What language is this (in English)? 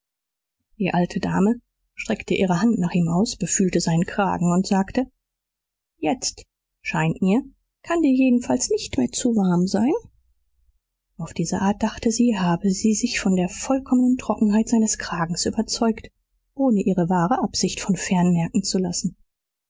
German